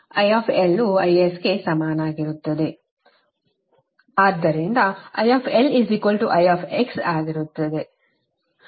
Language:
Kannada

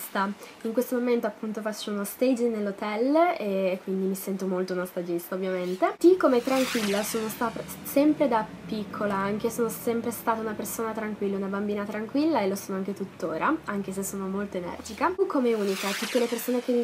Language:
Italian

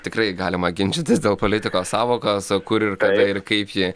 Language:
Lithuanian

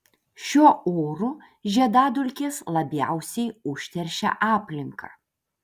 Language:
Lithuanian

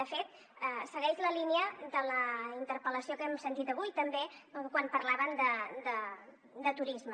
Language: Catalan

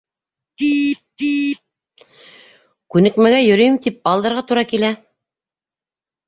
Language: Bashkir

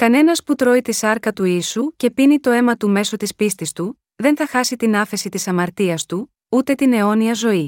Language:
Greek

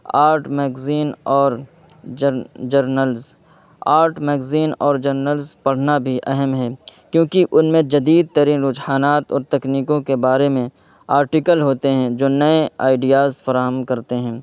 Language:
Urdu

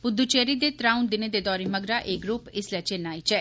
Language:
Dogri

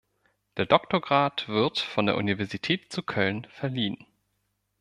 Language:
German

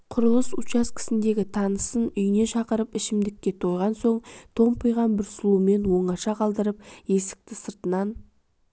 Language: Kazakh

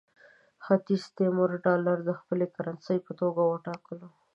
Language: Pashto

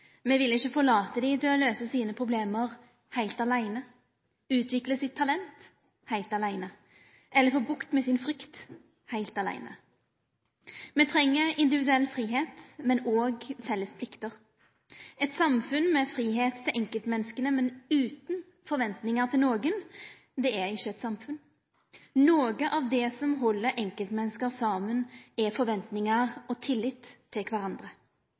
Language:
Norwegian Nynorsk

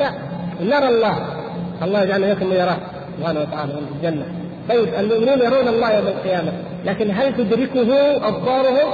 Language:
Arabic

